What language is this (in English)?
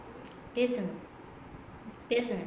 Tamil